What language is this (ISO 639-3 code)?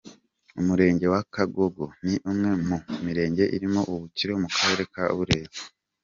kin